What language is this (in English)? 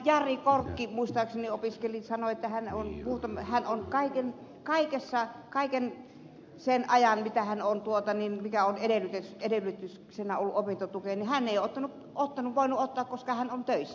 Finnish